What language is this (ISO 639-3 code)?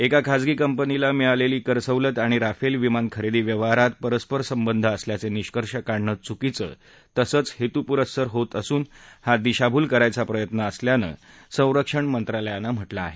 mar